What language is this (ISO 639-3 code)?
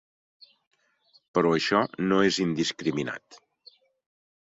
cat